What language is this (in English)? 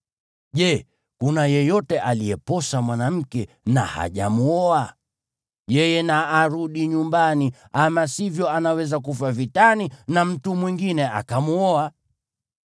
Swahili